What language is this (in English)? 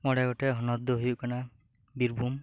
Santali